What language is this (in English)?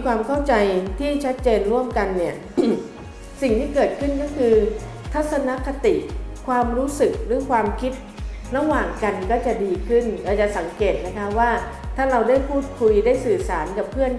Thai